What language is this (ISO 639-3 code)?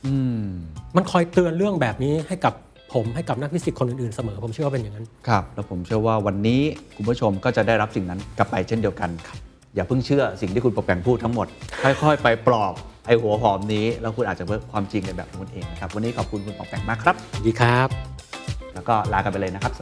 tha